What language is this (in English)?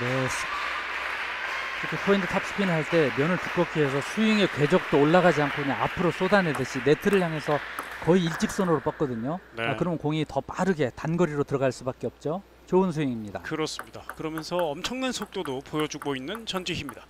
Korean